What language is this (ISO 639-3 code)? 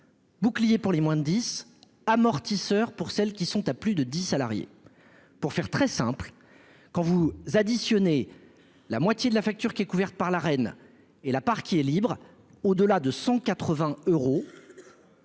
fra